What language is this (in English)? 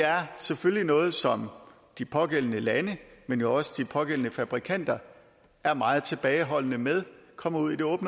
Danish